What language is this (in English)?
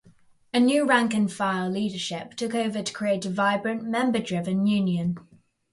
English